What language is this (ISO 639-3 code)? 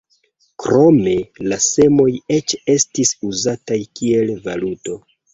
epo